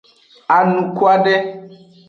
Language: Aja (Benin)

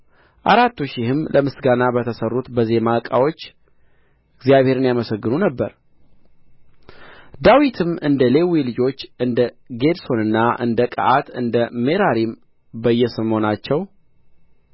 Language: Amharic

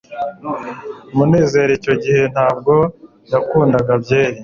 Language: Kinyarwanda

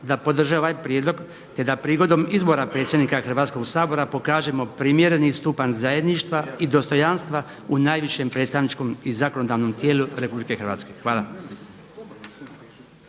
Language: Croatian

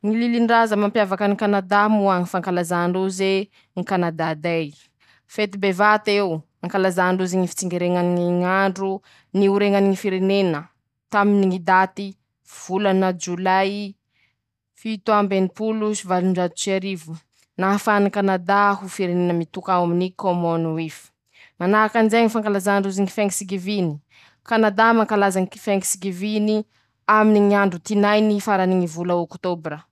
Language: Masikoro Malagasy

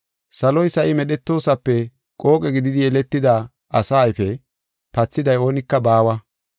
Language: Gofa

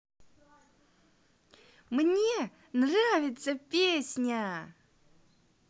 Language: Russian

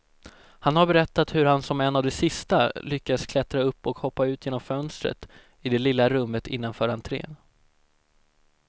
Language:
Swedish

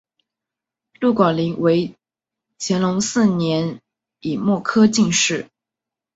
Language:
Chinese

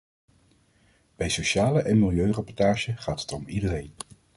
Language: Dutch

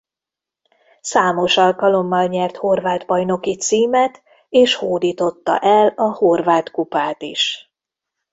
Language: Hungarian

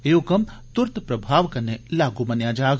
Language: Dogri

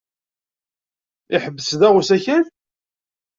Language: Kabyle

